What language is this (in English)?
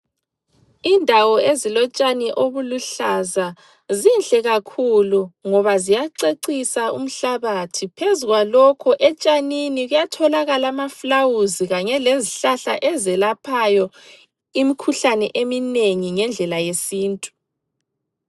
North Ndebele